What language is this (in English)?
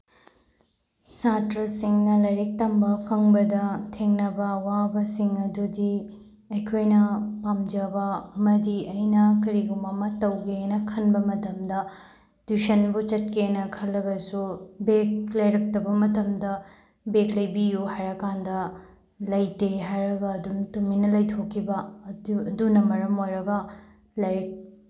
Manipuri